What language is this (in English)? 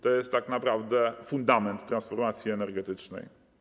Polish